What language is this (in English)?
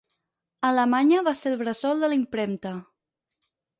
Catalan